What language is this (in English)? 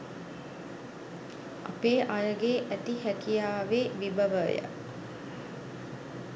Sinhala